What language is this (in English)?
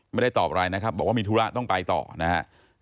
Thai